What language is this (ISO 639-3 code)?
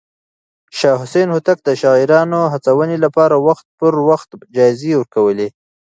pus